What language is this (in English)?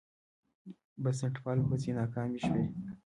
Pashto